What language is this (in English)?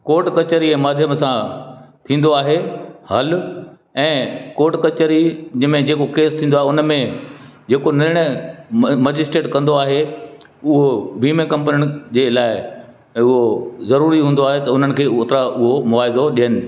Sindhi